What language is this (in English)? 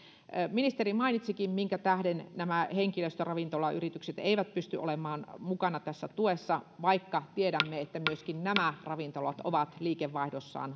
Finnish